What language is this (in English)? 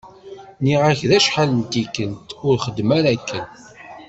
Kabyle